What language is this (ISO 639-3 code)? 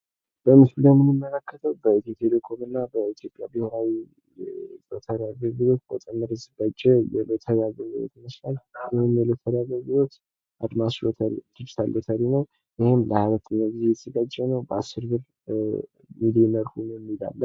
amh